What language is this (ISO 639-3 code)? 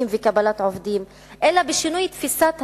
heb